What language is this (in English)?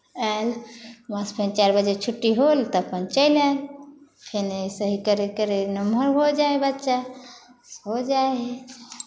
Maithili